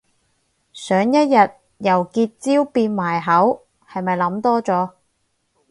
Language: Cantonese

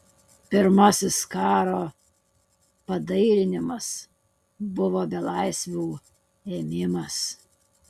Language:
Lithuanian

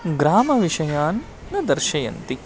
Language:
Sanskrit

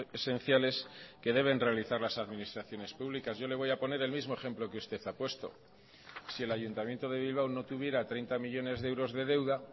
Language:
Spanish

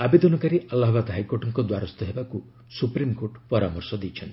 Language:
Odia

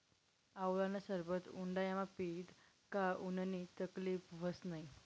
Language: Marathi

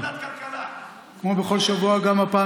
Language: Hebrew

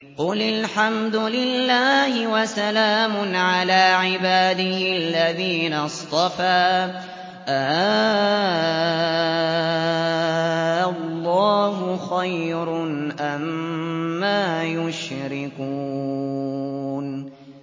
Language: Arabic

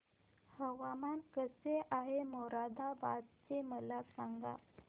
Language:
Marathi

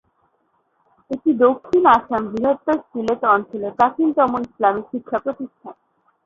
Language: Bangla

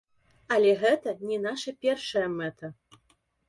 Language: Belarusian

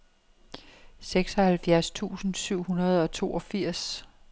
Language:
Danish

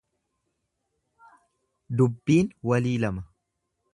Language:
Oromo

